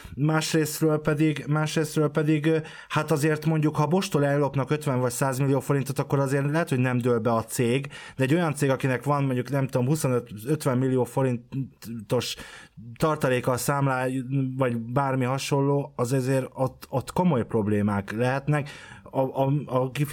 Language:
Hungarian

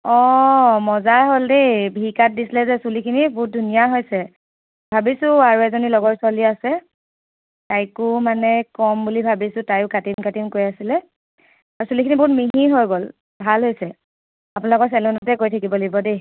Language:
Assamese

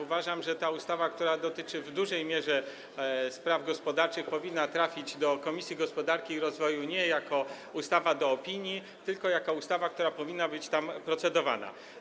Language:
Polish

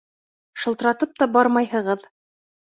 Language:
Bashkir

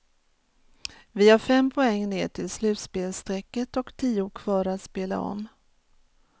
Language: Swedish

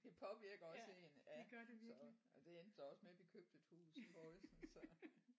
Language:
Danish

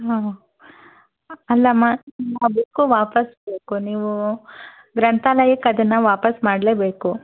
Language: Kannada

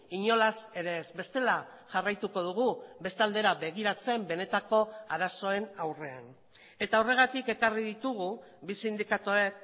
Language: Basque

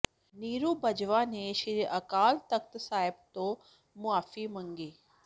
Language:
Punjabi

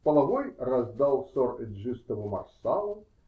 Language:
Russian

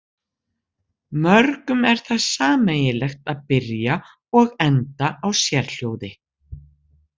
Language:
Icelandic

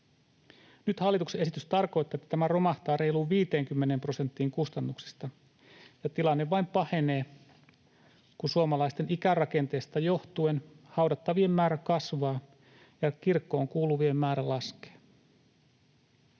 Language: Finnish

